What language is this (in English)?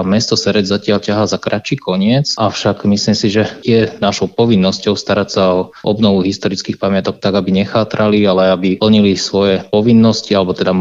Slovak